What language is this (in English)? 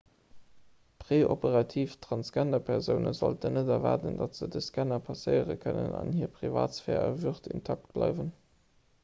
Luxembourgish